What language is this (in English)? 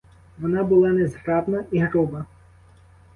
Ukrainian